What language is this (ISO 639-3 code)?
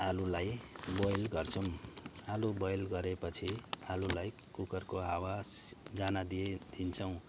nep